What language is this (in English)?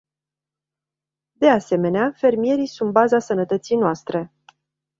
Romanian